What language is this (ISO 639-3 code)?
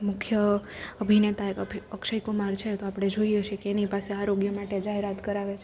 guj